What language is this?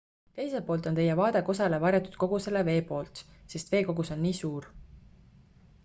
Estonian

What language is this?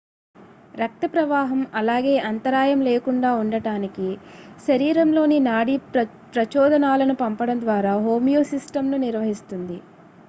Telugu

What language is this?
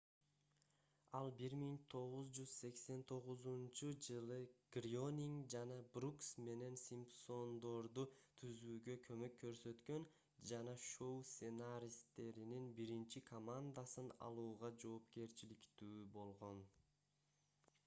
Kyrgyz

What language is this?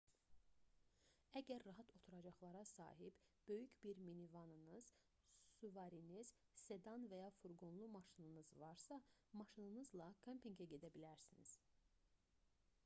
Azerbaijani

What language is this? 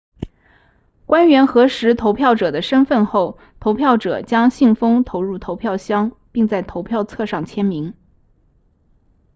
Chinese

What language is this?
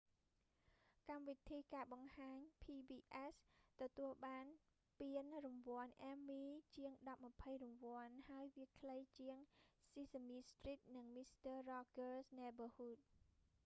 Khmer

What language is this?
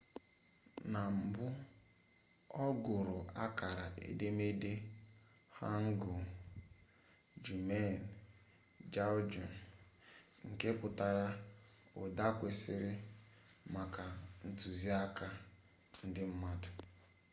Igbo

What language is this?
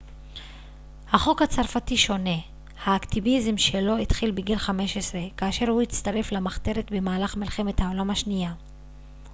Hebrew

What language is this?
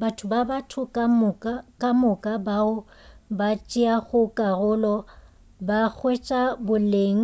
Northern Sotho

